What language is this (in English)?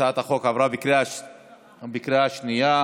Hebrew